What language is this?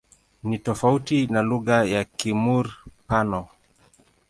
Swahili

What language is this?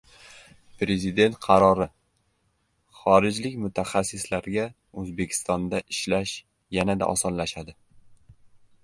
Uzbek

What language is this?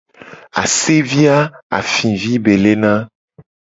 Gen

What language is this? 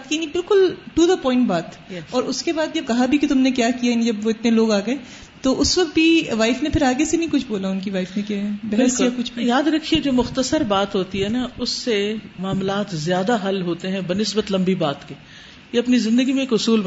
Urdu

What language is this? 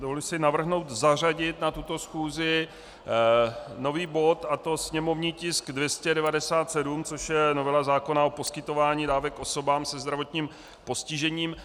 Czech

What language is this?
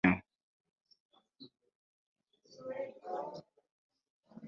Ganda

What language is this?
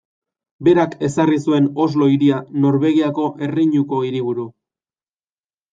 Basque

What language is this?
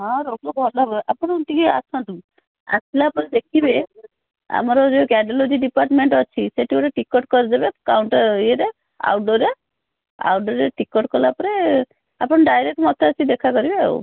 Odia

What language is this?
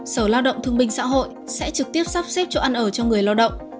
Vietnamese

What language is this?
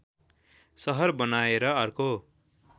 Nepali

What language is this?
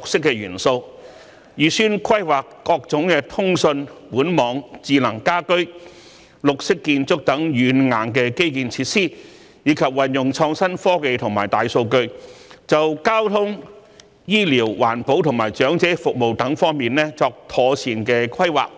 Cantonese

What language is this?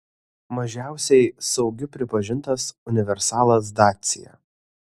Lithuanian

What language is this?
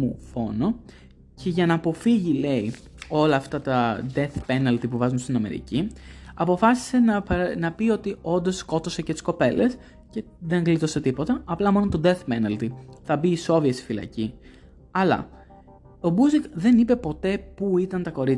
Greek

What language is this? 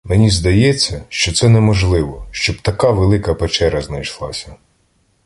Ukrainian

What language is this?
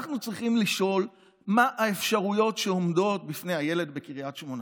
Hebrew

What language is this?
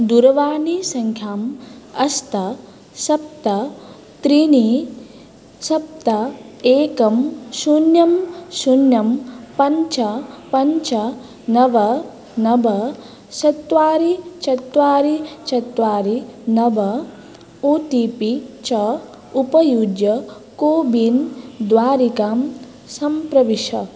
Sanskrit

